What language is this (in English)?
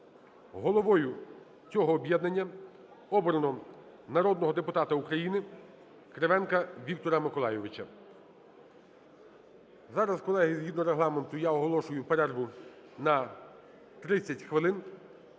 Ukrainian